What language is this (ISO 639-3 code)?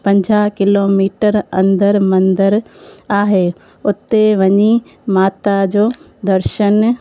snd